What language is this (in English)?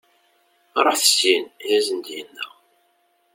Kabyle